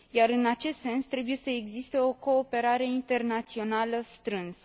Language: Romanian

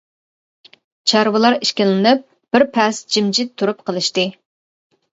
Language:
Uyghur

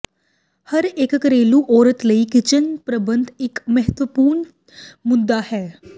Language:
Punjabi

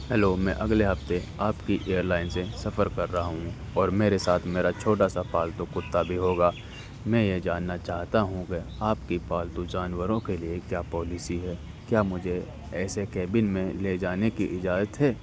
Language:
Urdu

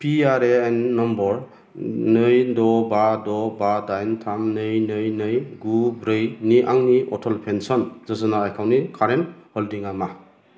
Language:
Bodo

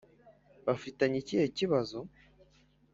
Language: Kinyarwanda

